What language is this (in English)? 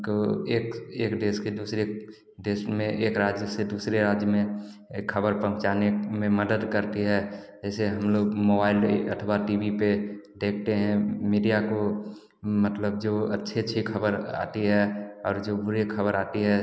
Hindi